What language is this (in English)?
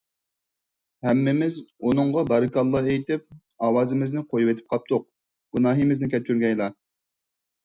Uyghur